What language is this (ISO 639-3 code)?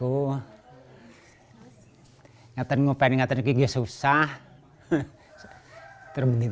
ind